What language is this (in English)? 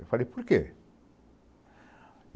Portuguese